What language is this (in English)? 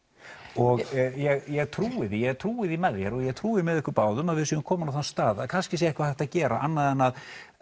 Icelandic